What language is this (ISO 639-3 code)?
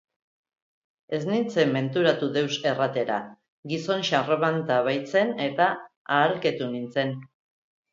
eus